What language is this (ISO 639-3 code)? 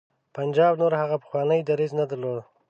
pus